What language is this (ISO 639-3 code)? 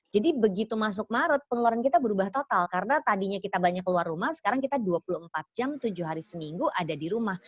ind